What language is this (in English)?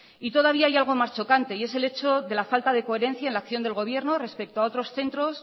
Spanish